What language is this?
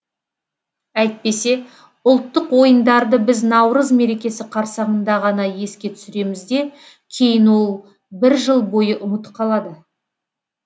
Kazakh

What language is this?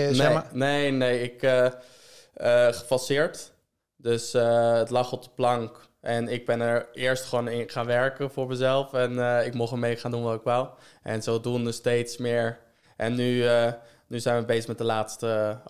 Dutch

